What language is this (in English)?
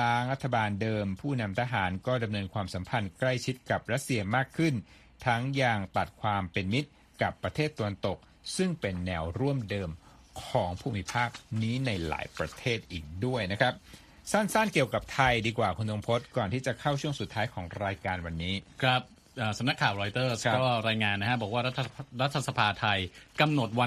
Thai